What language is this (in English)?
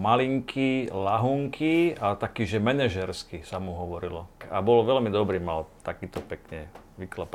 Slovak